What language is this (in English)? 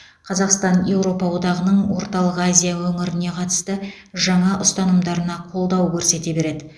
Kazakh